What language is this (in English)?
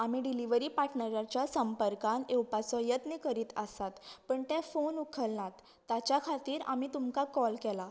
Konkani